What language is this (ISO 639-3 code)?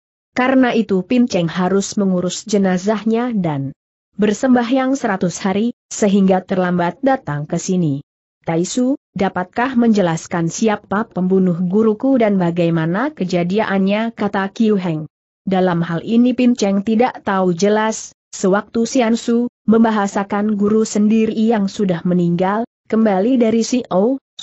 ind